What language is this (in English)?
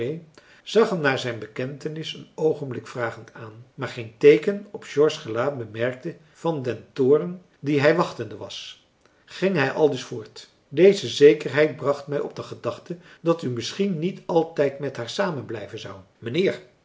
Dutch